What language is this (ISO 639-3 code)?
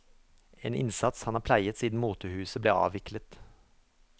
nor